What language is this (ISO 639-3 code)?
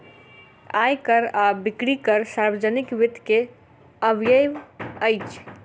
mai